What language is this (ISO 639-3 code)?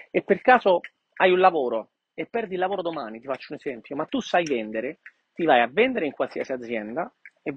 ita